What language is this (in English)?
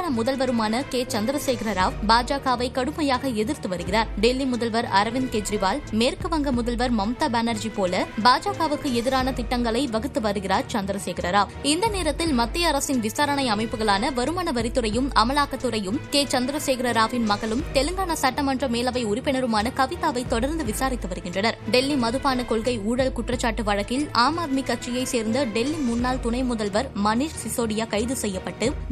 Tamil